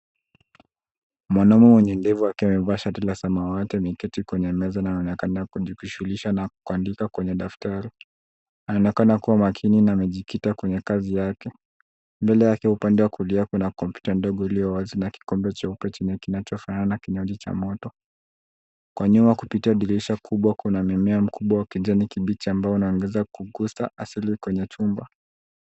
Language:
Swahili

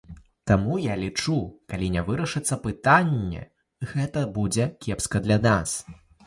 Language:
Belarusian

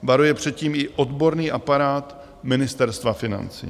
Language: Czech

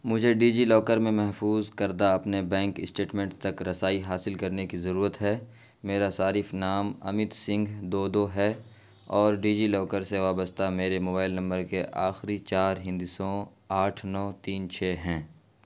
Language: Urdu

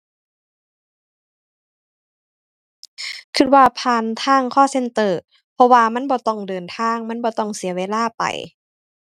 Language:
Thai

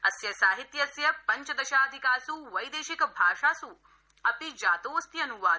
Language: Sanskrit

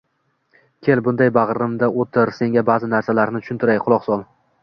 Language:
Uzbek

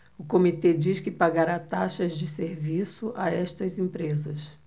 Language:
Portuguese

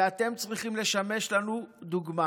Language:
Hebrew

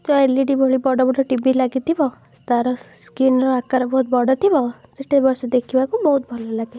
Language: Odia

